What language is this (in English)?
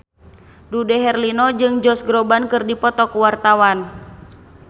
Sundanese